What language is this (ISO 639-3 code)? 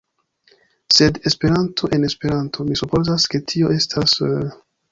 epo